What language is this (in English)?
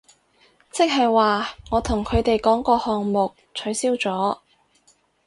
Cantonese